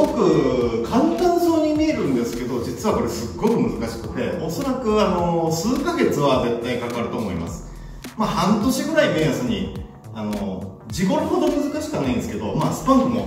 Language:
Japanese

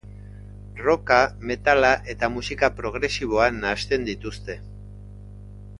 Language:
Basque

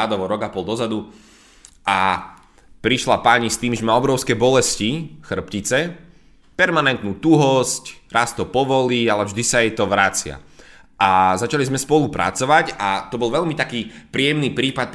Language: Slovak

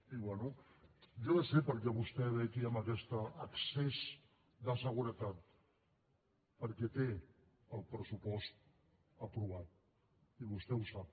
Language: Catalan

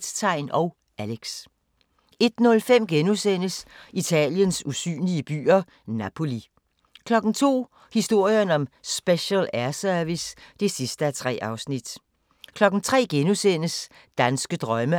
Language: Danish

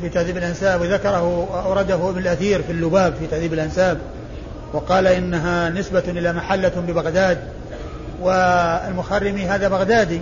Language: Arabic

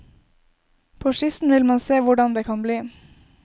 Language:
Norwegian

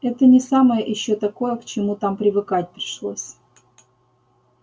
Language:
Russian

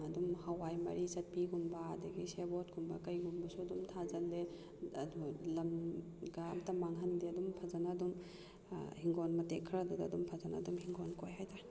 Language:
Manipuri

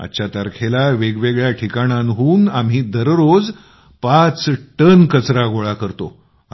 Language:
Marathi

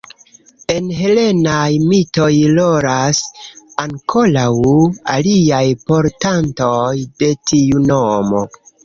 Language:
Esperanto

